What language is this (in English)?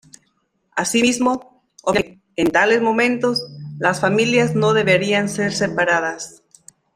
Spanish